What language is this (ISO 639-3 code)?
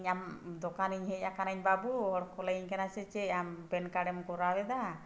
sat